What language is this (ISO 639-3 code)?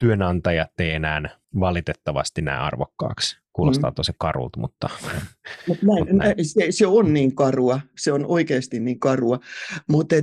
fin